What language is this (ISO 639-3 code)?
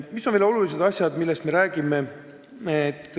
est